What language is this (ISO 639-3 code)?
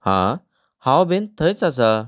kok